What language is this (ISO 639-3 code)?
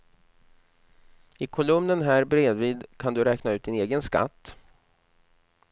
swe